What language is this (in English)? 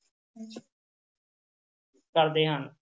Punjabi